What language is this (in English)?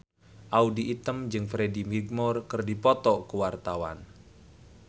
Sundanese